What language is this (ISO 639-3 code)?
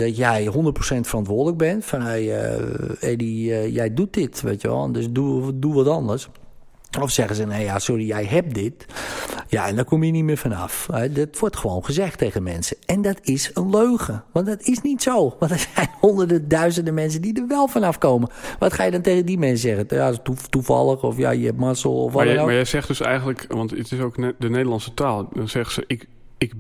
nld